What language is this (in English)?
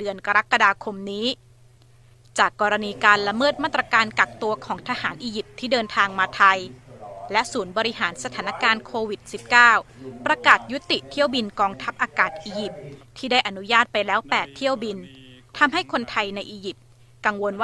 Thai